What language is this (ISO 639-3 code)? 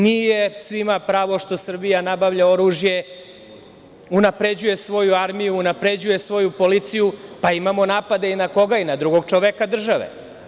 srp